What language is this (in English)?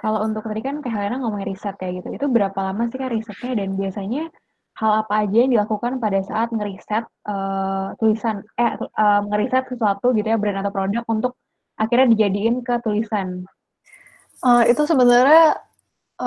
Indonesian